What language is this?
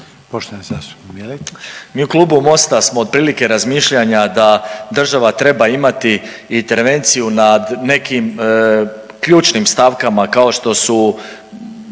Croatian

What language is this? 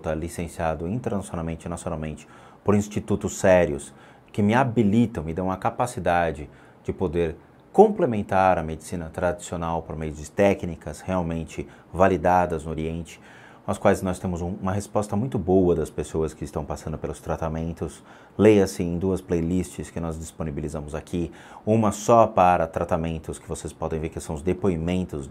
Portuguese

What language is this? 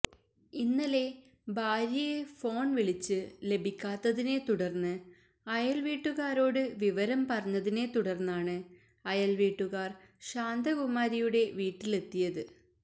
Malayalam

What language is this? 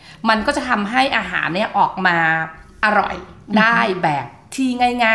Thai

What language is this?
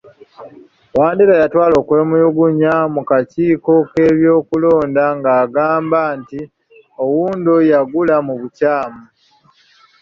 Ganda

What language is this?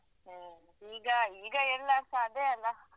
Kannada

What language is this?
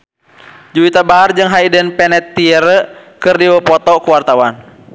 Sundanese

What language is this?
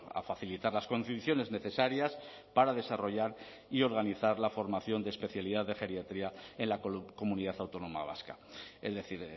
Spanish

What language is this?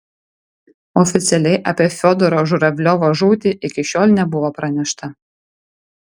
Lithuanian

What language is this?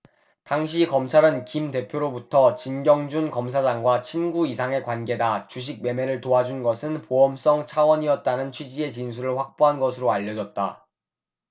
Korean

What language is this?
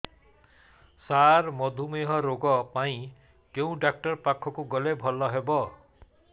Odia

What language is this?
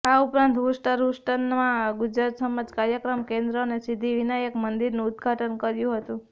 Gujarati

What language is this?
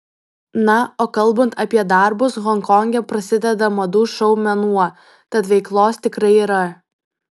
Lithuanian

